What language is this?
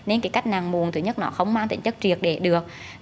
Vietnamese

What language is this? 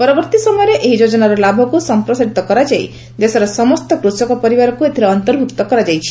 Odia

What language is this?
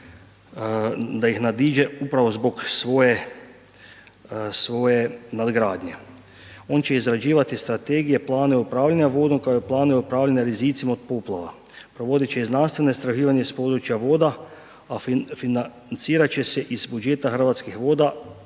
Croatian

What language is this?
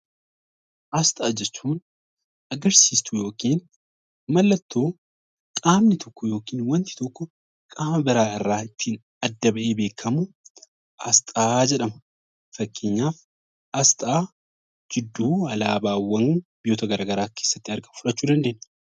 Oromo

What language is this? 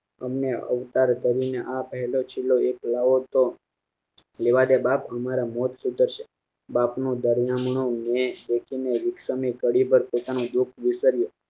Gujarati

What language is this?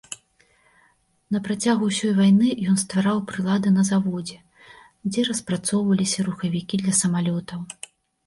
Belarusian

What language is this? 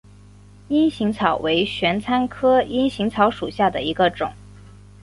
Chinese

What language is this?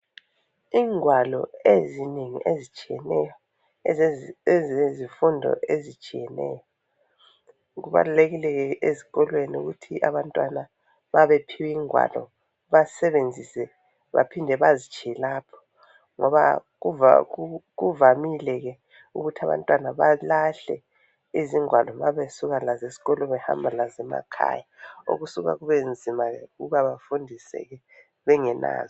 North Ndebele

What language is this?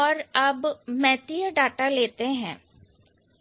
Hindi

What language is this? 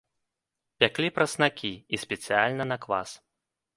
Belarusian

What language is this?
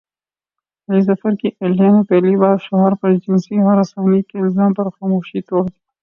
Urdu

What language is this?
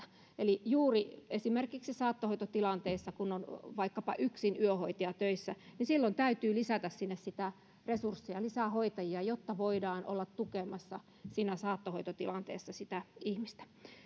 Finnish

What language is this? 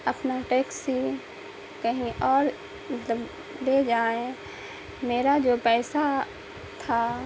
Urdu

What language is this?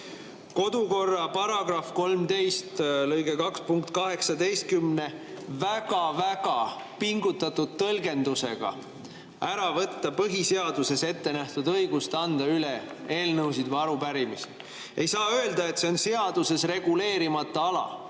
Estonian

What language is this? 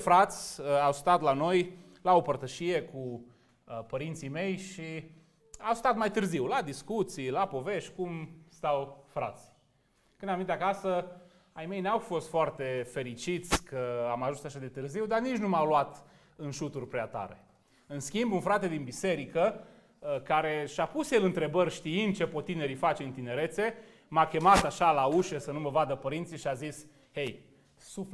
Romanian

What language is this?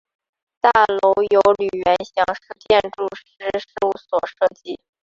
Chinese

